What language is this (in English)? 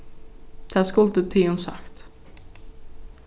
Faroese